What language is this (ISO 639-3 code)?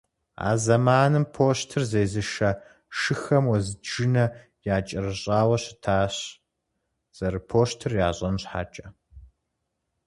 kbd